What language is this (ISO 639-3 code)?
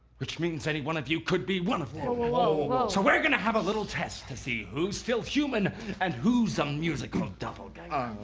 eng